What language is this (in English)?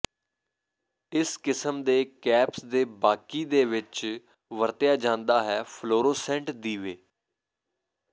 Punjabi